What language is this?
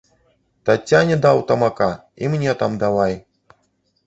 Belarusian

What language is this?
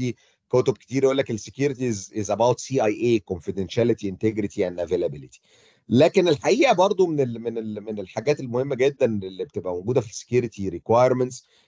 Arabic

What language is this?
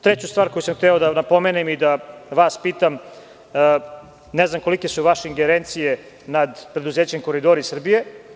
Serbian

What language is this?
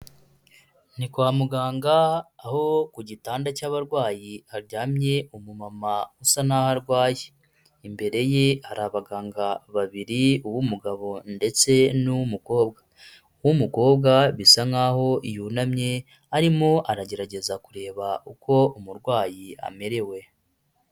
Kinyarwanda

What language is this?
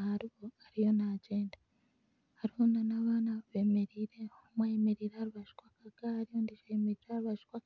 Nyankole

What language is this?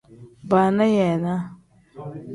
Tem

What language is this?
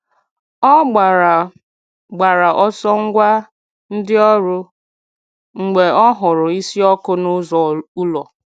Igbo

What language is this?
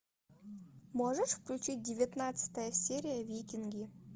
Russian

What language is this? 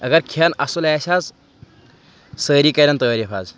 Kashmiri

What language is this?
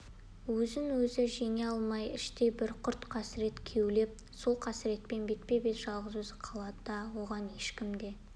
Kazakh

